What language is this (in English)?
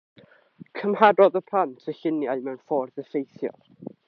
Welsh